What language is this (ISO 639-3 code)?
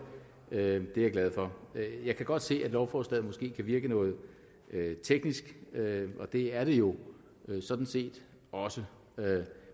dan